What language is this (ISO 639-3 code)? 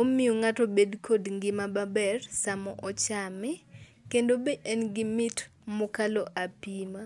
luo